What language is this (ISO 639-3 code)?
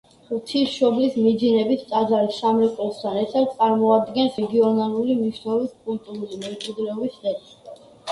kat